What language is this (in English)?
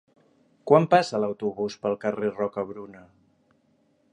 Catalan